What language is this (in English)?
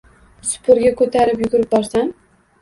Uzbek